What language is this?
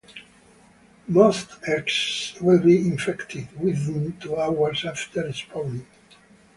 English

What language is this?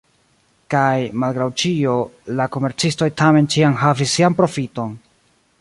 Esperanto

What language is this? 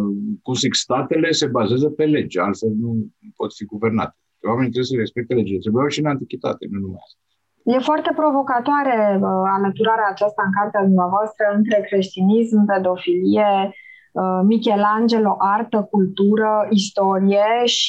Romanian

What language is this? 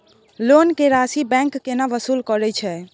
Maithili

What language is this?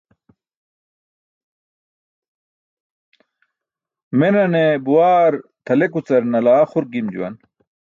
Burushaski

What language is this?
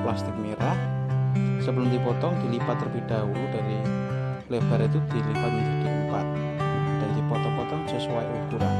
Indonesian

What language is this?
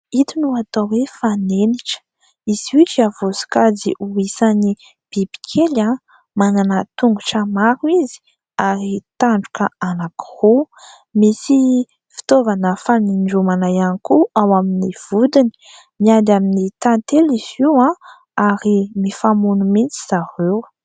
Malagasy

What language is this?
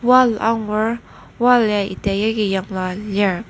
Ao Naga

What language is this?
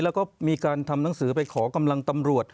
Thai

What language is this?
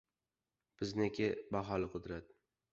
Uzbek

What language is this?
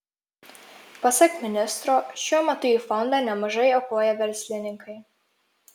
Lithuanian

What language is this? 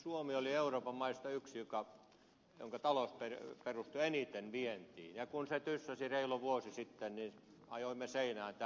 Finnish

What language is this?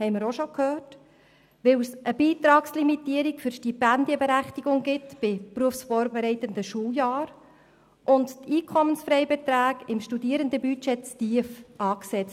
Swiss German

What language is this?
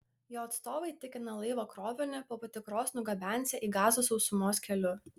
Lithuanian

